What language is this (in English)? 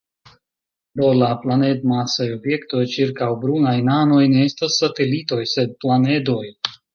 Esperanto